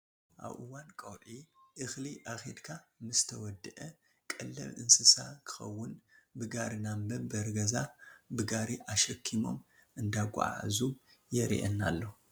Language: Tigrinya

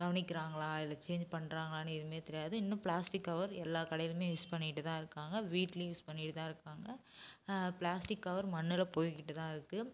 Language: Tamil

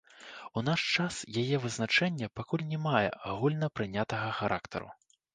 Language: Belarusian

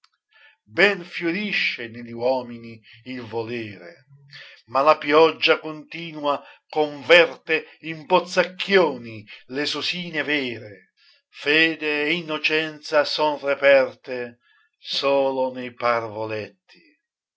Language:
Italian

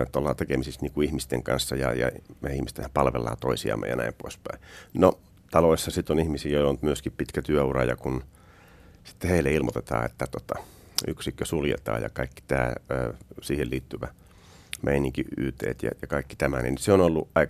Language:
Finnish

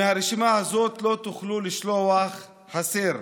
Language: Hebrew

